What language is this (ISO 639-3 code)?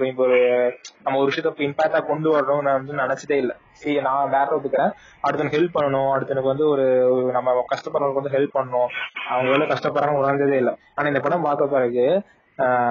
tam